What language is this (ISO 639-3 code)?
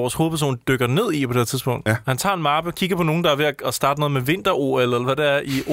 dan